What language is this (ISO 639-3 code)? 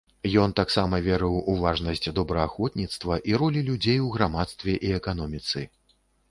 bel